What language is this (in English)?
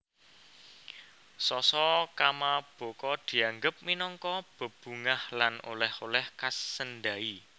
Javanese